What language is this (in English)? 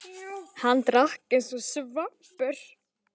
Icelandic